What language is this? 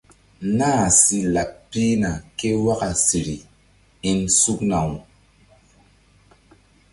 Mbum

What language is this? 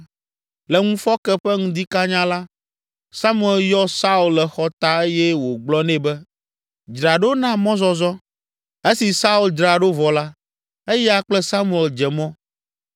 Ewe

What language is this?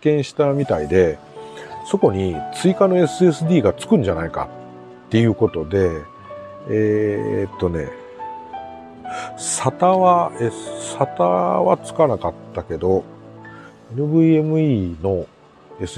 Japanese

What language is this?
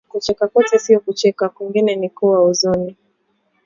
Swahili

